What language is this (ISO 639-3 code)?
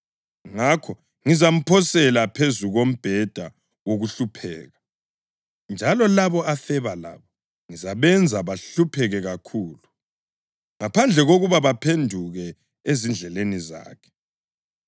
nde